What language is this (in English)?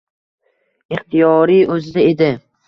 Uzbek